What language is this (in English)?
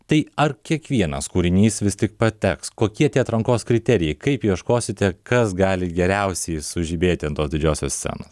Lithuanian